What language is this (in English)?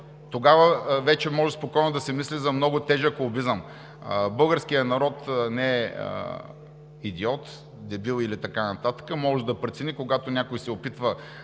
Bulgarian